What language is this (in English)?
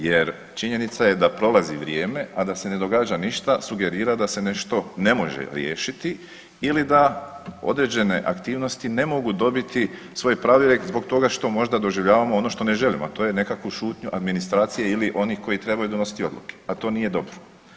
Croatian